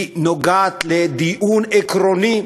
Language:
Hebrew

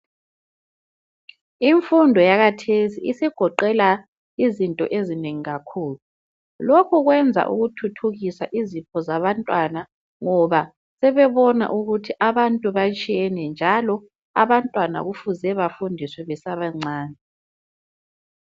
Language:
North Ndebele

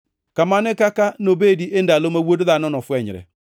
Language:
Luo (Kenya and Tanzania)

